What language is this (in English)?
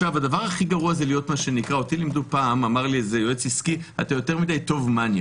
Hebrew